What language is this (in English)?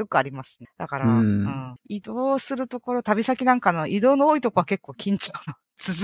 Japanese